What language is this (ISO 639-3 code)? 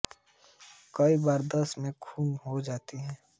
hin